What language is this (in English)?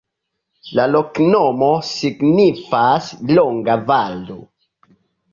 Esperanto